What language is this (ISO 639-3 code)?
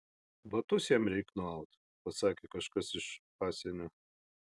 lit